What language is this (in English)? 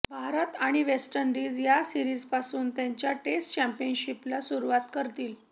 Marathi